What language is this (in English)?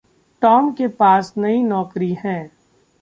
Hindi